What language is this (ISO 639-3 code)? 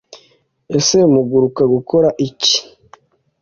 kin